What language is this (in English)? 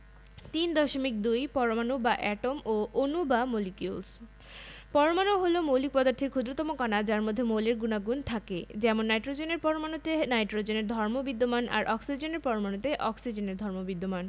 Bangla